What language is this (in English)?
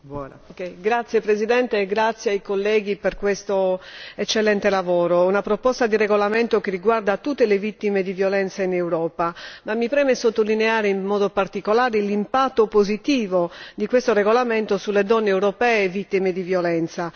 Italian